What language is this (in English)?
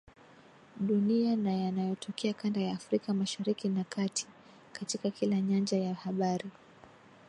Swahili